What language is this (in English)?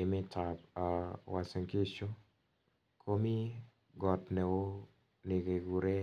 Kalenjin